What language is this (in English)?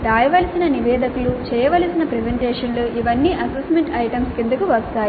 Telugu